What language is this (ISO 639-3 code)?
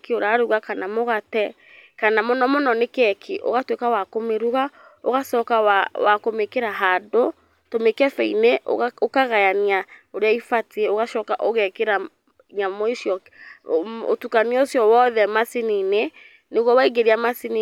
kik